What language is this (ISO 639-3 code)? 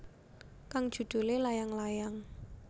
jav